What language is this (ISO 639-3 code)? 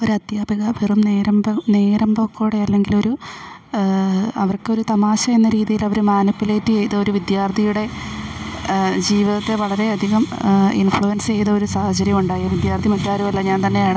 mal